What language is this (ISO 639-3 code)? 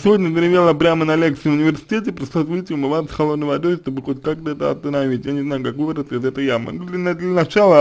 rus